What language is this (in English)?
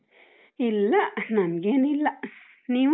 Kannada